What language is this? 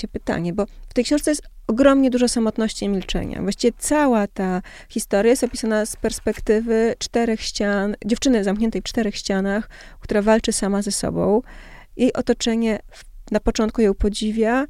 Polish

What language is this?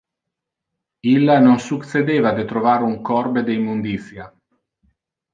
Interlingua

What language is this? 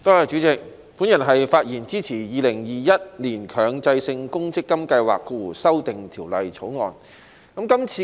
Cantonese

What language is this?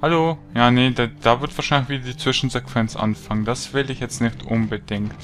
German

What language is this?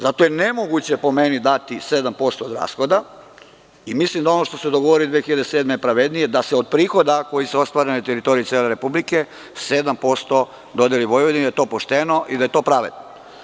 Serbian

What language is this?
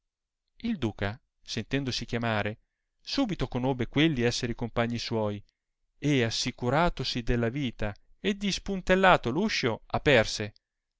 Italian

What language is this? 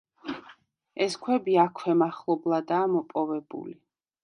Georgian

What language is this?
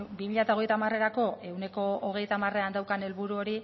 Basque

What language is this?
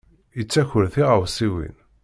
Kabyle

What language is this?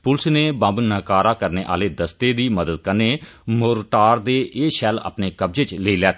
Dogri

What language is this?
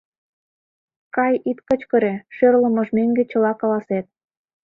Mari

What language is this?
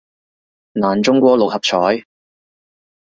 Cantonese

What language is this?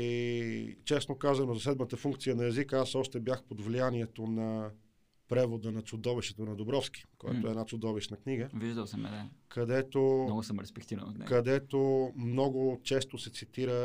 Bulgarian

